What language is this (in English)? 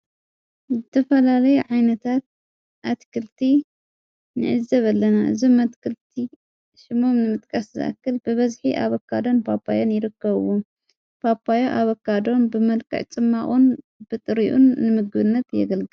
Tigrinya